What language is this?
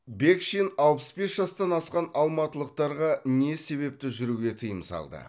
Kazakh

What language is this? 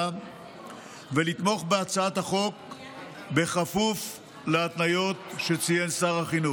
Hebrew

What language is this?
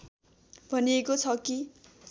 Nepali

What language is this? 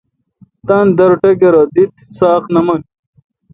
Kalkoti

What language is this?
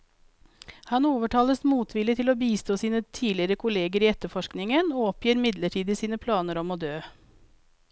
Norwegian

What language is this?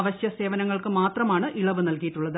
Malayalam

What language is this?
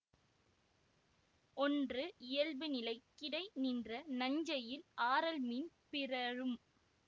Tamil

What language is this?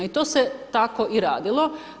Croatian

